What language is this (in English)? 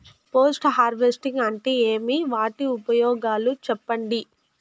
Telugu